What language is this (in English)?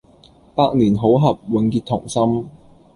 Cantonese